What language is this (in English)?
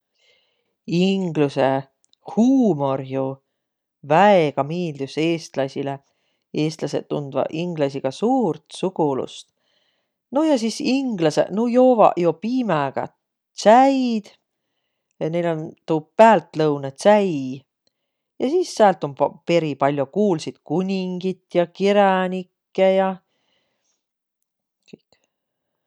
Võro